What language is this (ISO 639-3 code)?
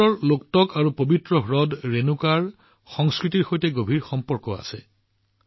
asm